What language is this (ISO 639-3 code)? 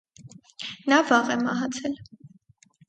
hye